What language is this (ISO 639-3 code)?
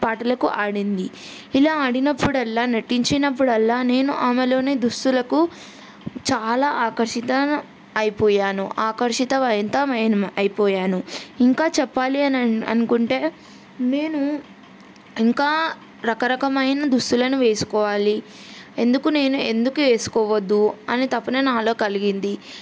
tel